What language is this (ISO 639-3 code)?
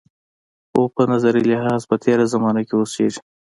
pus